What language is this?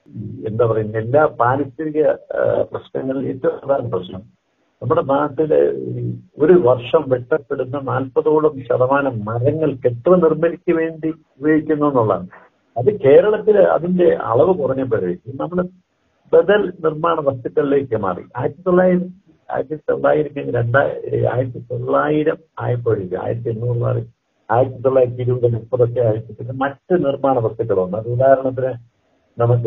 Malayalam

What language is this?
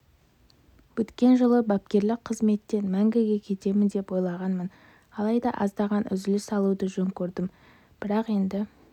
Kazakh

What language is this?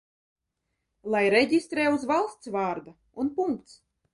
Latvian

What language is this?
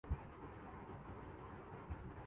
Urdu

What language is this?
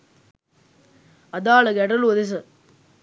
Sinhala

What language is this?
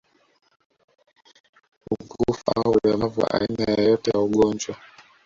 Swahili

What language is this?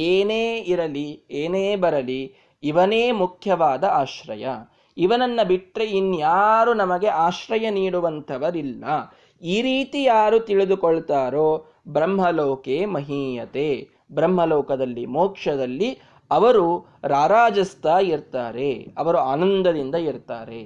Kannada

